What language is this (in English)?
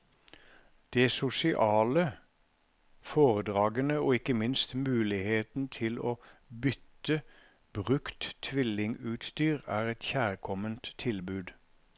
Norwegian